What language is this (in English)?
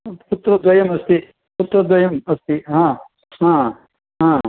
Sanskrit